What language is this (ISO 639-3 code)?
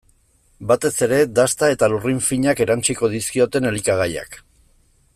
eus